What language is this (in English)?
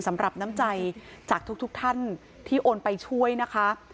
Thai